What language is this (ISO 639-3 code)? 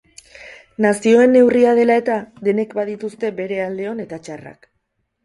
eus